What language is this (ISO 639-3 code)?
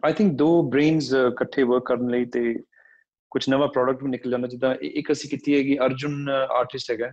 pan